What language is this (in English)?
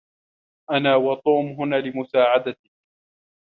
Arabic